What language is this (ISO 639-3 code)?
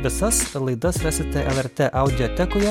lit